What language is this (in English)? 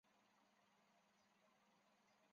Chinese